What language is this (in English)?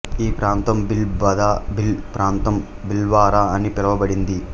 Telugu